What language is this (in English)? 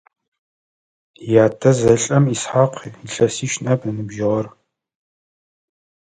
Adyghe